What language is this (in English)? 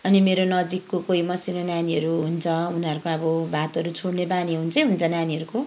Nepali